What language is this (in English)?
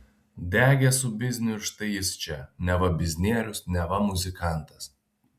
Lithuanian